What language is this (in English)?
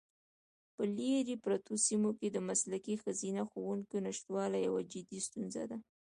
Pashto